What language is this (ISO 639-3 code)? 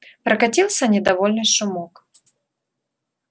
rus